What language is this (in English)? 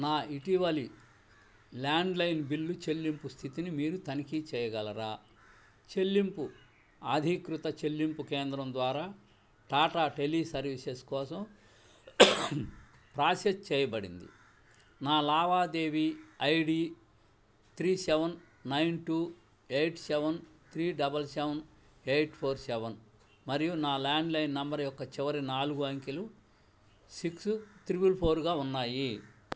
Telugu